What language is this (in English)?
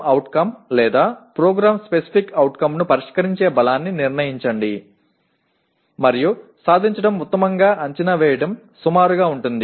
Telugu